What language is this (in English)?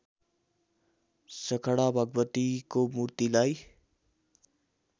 Nepali